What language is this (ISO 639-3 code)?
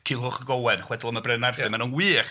cym